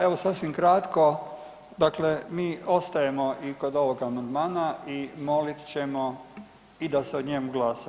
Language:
Croatian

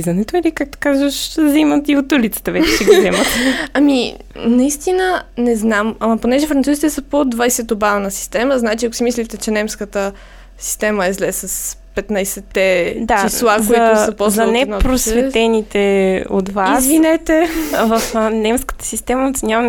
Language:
Bulgarian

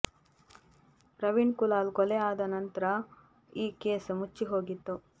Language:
Kannada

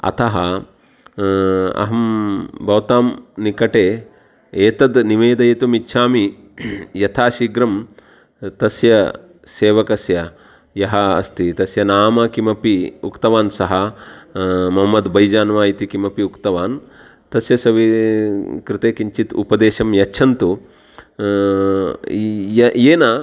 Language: Sanskrit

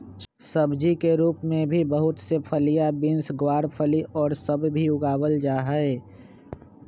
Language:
Magahi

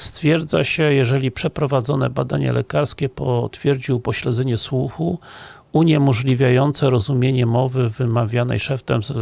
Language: Polish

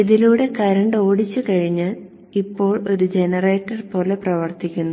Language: Malayalam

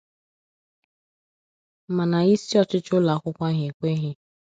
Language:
Igbo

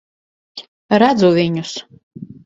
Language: Latvian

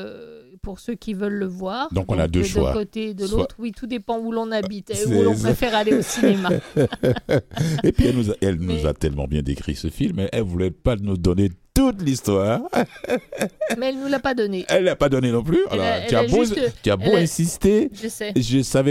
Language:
French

